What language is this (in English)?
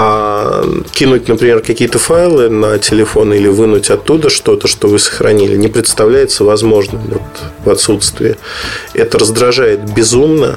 Russian